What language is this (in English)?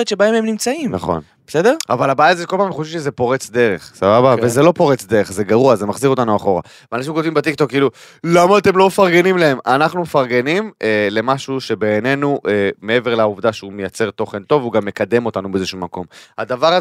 Hebrew